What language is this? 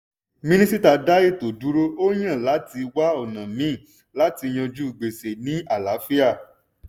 Yoruba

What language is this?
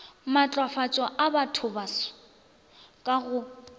Northern Sotho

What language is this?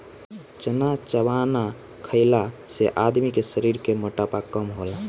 Bhojpuri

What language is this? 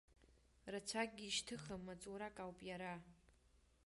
Abkhazian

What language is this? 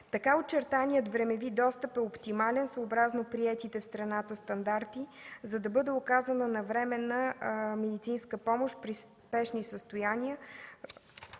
Bulgarian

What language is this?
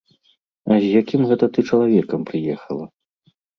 Belarusian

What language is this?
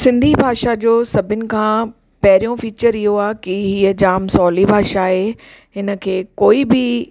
Sindhi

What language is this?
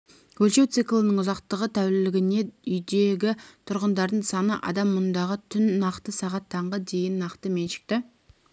Kazakh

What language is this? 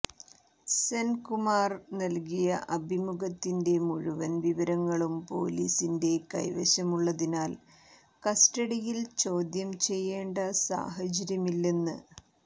Malayalam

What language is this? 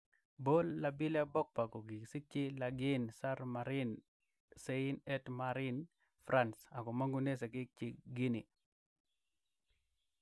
Kalenjin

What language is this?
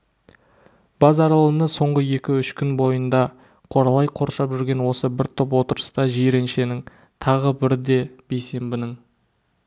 Kazakh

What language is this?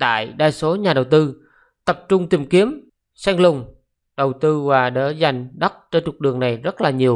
Vietnamese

